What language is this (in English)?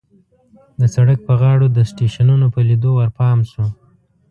Pashto